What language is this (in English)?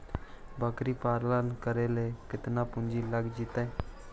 Magahi